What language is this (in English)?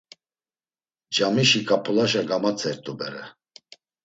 Laz